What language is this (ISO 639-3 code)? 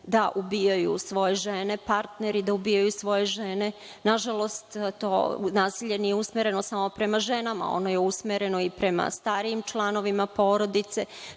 srp